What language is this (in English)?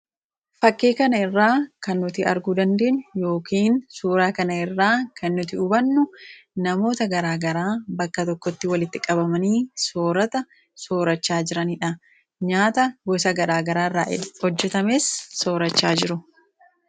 Oromo